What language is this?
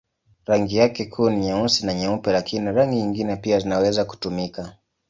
Swahili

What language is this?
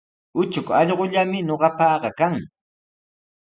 Sihuas Ancash Quechua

